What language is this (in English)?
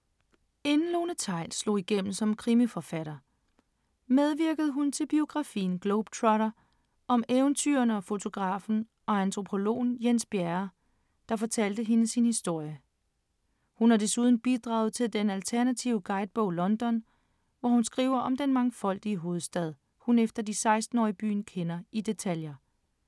Danish